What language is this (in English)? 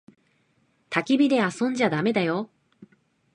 Japanese